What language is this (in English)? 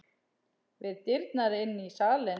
Icelandic